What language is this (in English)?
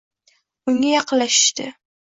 Uzbek